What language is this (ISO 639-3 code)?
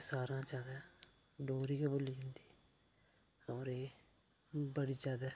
doi